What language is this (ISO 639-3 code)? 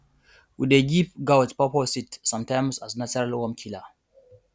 pcm